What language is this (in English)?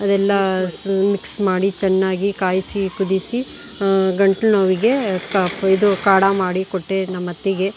Kannada